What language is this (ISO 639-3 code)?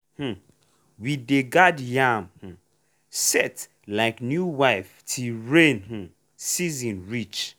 pcm